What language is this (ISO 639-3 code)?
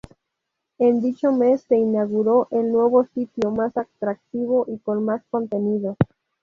spa